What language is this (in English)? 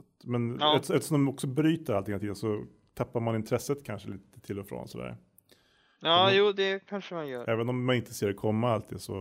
Swedish